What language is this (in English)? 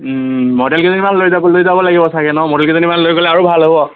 Assamese